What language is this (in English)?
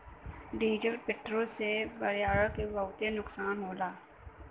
Bhojpuri